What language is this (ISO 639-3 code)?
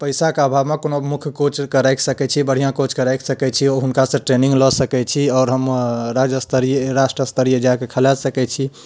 mai